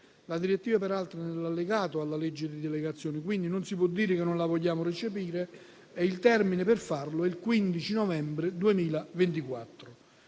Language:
Italian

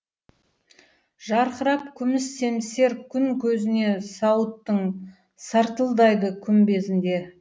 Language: Kazakh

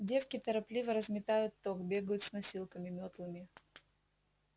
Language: Russian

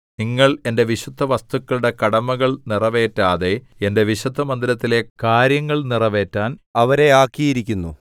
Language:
Malayalam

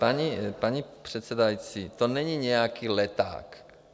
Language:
Czech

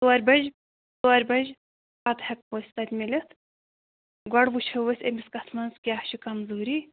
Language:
Kashmiri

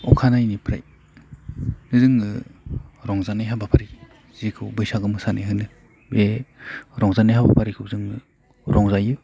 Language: Bodo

